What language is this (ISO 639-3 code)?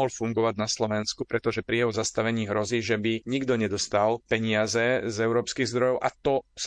slk